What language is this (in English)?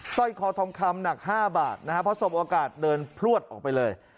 Thai